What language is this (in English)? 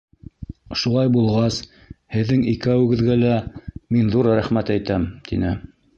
Bashkir